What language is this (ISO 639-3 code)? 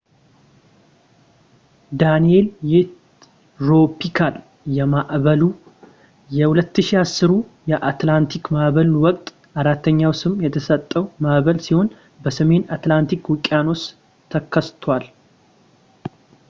amh